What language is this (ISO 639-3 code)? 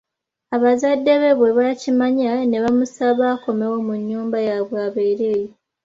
lug